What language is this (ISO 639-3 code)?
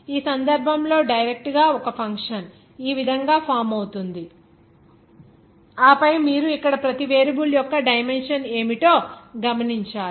tel